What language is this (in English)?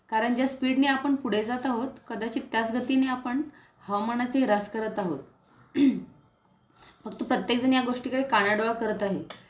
Marathi